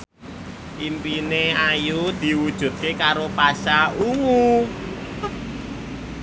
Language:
Javanese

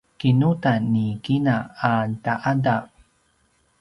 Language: Paiwan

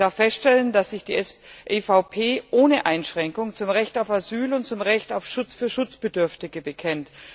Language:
German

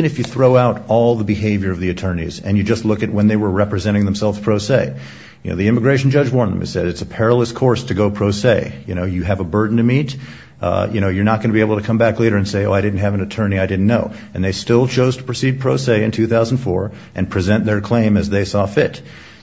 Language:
English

